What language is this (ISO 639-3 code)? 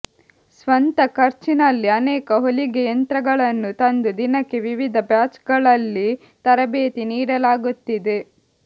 kan